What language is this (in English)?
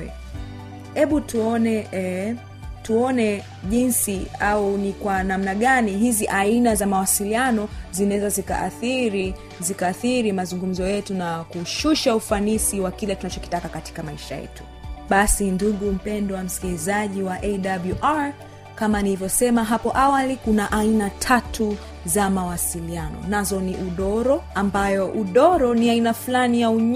Swahili